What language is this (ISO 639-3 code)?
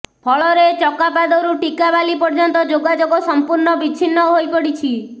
ori